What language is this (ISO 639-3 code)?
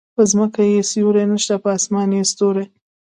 pus